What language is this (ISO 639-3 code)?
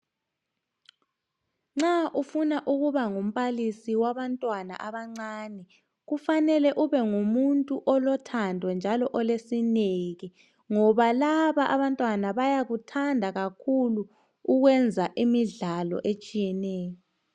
nde